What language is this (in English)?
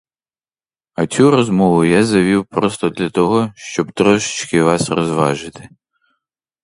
Ukrainian